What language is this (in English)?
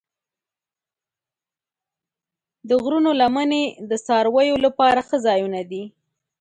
Pashto